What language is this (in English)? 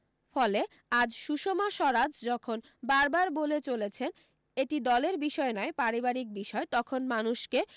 Bangla